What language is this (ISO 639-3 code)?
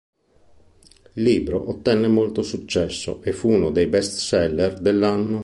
ita